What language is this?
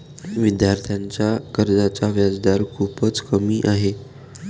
Marathi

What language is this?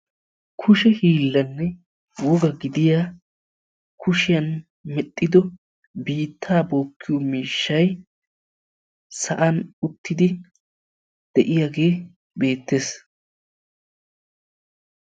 Wolaytta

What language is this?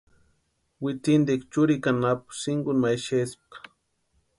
Western Highland Purepecha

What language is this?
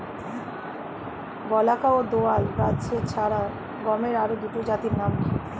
Bangla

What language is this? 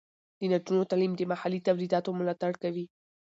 Pashto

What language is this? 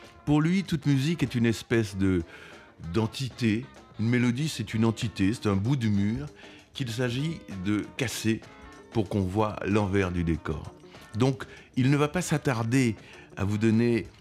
French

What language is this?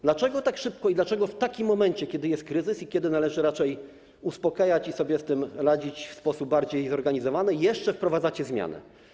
Polish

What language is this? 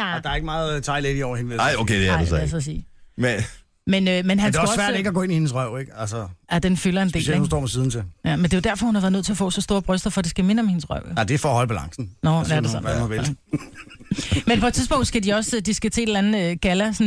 Danish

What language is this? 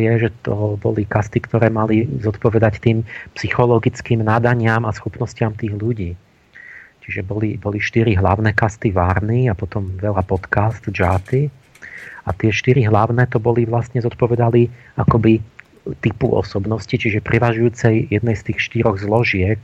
Slovak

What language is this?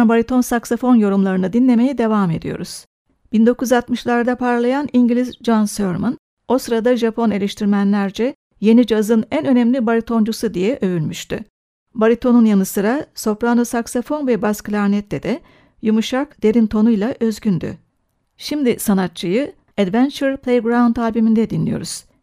Turkish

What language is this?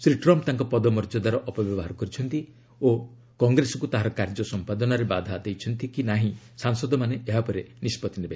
Odia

